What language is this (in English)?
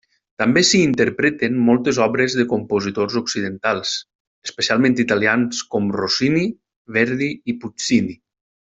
Catalan